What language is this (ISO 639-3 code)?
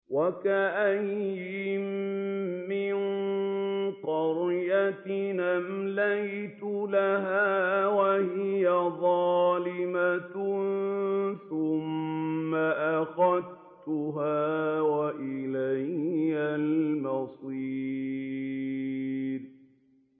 ara